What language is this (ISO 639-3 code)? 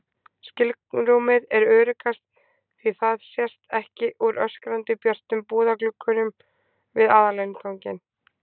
isl